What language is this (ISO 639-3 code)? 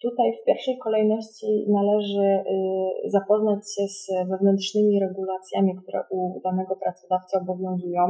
pol